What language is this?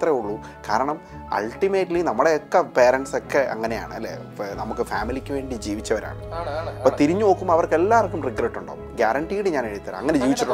Malayalam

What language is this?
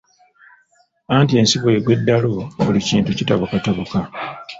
Ganda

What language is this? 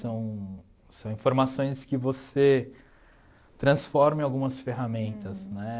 Portuguese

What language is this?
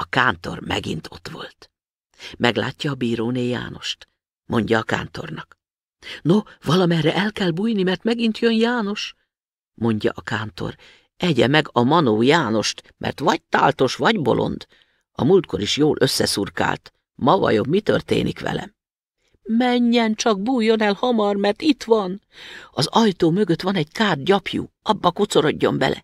Hungarian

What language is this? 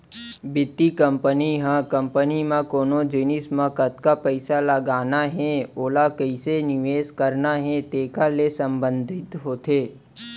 Chhattisgarhi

